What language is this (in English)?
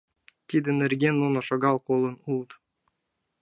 Mari